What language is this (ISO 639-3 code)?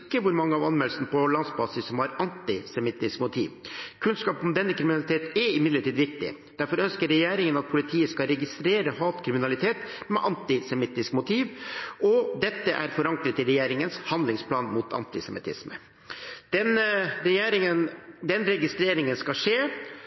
nob